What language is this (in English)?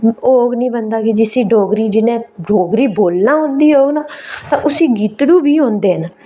Dogri